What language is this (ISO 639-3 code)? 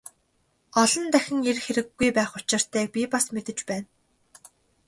mon